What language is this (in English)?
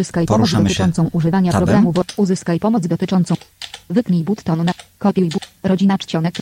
Polish